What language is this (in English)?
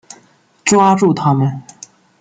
Chinese